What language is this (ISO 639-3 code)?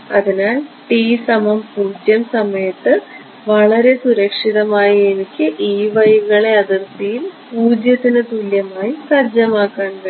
mal